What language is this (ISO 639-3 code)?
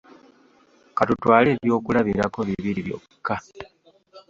lug